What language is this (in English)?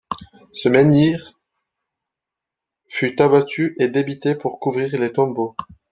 French